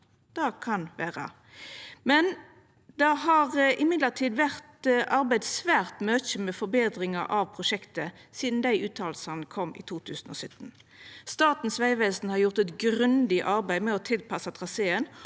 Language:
Norwegian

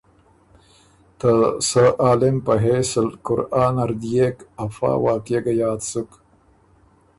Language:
Ormuri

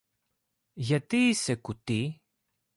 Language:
Greek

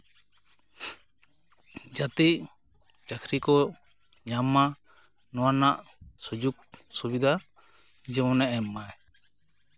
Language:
Santali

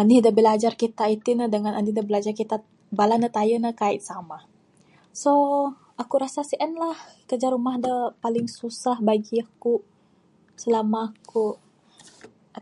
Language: Bukar-Sadung Bidayuh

